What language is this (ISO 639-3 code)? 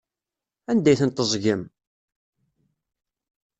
kab